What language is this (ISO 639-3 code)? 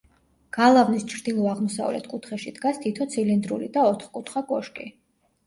kat